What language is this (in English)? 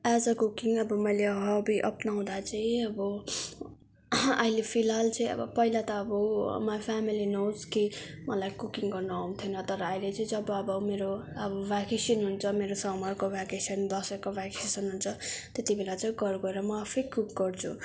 Nepali